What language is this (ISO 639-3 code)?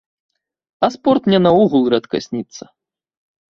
bel